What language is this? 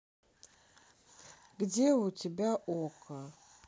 Russian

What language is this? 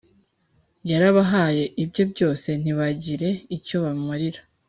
Kinyarwanda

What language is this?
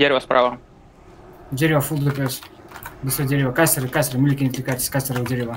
Russian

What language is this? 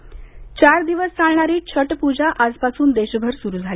Marathi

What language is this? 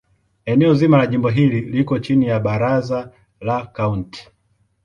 Swahili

